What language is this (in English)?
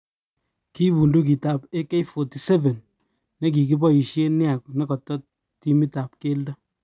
Kalenjin